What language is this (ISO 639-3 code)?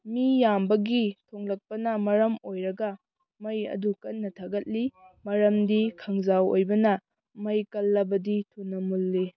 mni